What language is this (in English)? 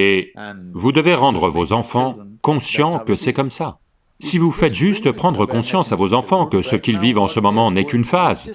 French